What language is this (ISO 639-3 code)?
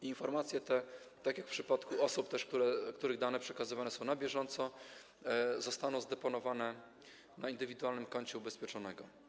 pol